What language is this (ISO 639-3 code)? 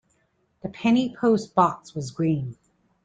eng